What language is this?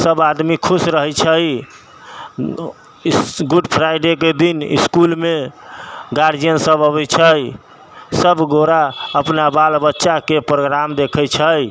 Maithili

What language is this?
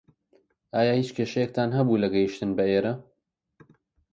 Central Kurdish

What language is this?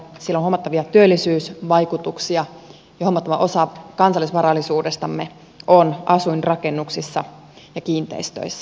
Finnish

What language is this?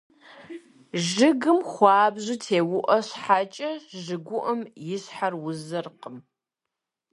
Kabardian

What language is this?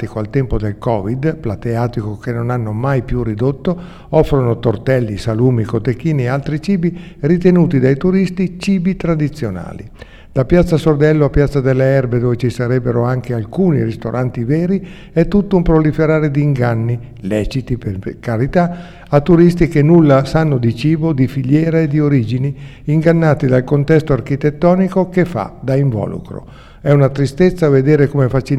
Italian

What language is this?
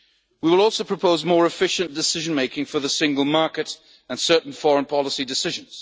English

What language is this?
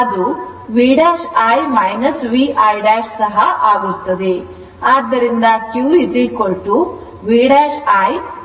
Kannada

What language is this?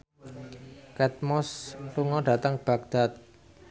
Javanese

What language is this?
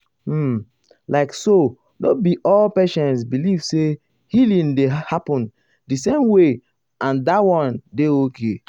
Nigerian Pidgin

